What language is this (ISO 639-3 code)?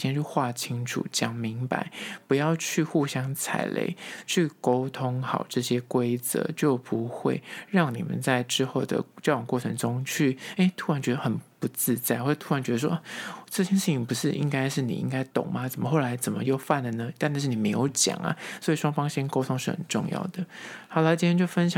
zho